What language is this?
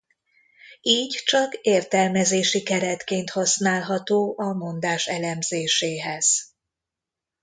Hungarian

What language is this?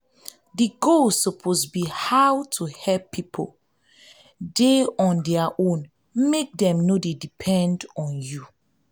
Nigerian Pidgin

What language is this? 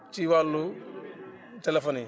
Wolof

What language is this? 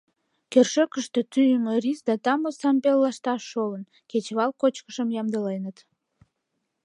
Mari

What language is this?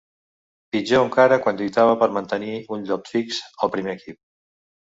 Catalan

